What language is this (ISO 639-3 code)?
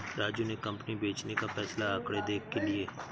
hin